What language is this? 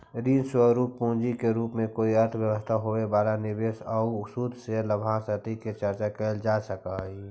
Magahi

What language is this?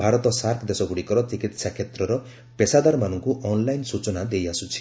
Odia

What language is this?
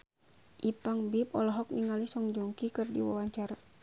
Sundanese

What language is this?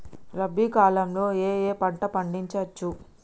Telugu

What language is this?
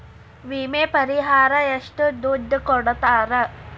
Kannada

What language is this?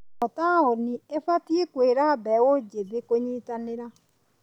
Kikuyu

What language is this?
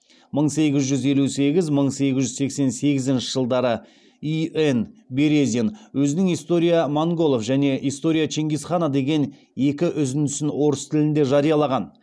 Kazakh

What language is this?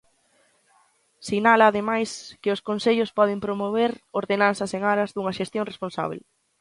Galician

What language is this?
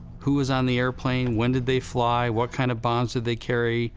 English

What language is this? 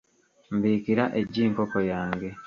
Ganda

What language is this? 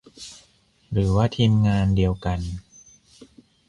Thai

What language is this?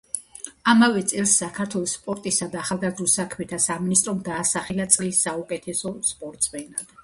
Georgian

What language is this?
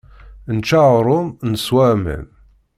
Kabyle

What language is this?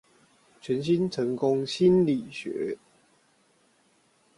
Chinese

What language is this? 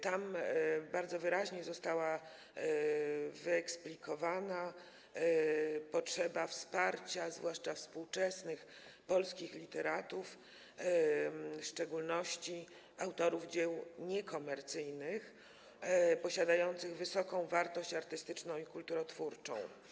Polish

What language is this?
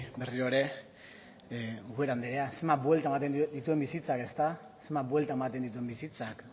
Basque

